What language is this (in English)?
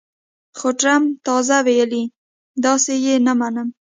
Pashto